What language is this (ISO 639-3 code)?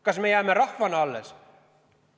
est